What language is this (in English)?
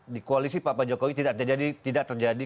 Indonesian